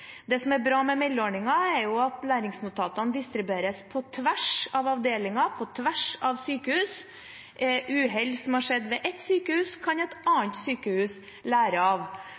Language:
Norwegian Bokmål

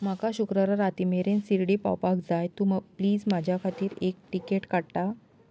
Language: Konkani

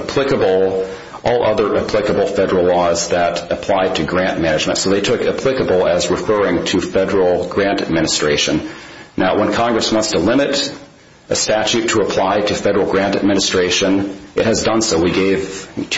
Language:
English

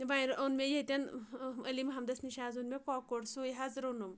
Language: Kashmiri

